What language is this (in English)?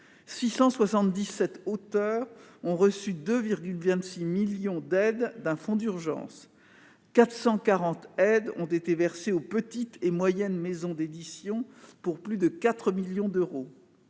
French